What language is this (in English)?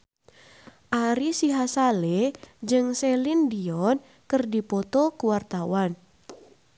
Sundanese